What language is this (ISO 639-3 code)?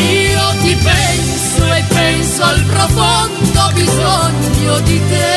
ita